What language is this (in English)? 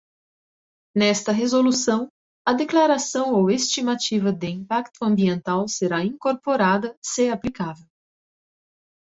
Portuguese